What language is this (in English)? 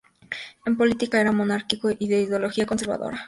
Spanish